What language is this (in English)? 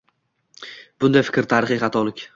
Uzbek